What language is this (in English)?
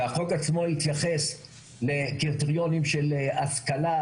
Hebrew